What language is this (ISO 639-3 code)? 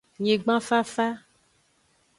ajg